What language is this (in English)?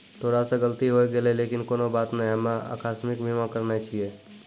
Maithili